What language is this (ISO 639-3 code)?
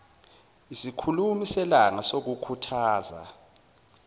zul